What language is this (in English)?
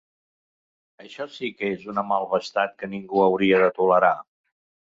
Catalan